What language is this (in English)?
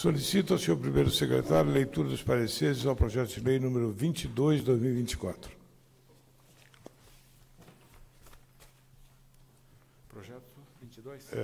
Portuguese